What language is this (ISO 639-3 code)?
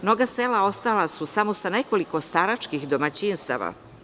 srp